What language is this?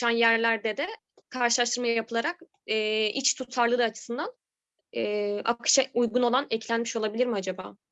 Turkish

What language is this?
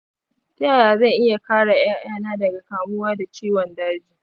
Hausa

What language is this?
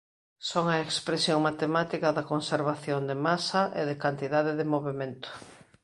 Galician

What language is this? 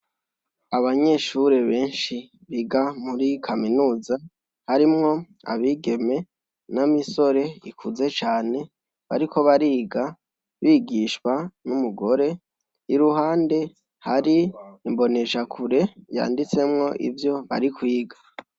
Rundi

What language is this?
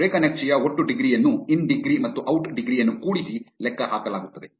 Kannada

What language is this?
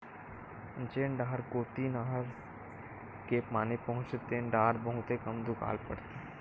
Chhattisgarhi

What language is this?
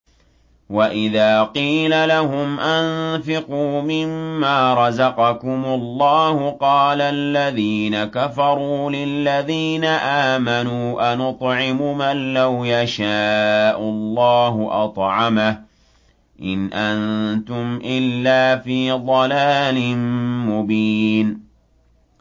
Arabic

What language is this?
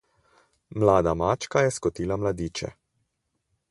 Slovenian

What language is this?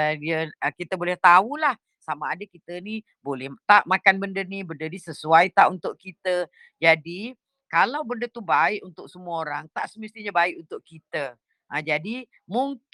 Malay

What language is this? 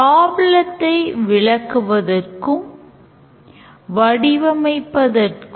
Tamil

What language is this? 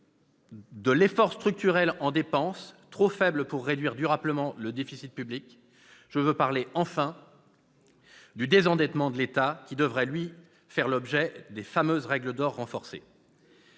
French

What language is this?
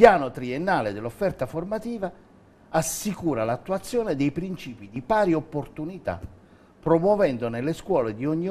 Italian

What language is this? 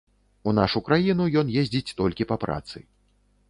Belarusian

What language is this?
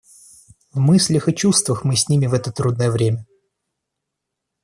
Russian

